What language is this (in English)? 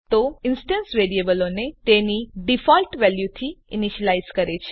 Gujarati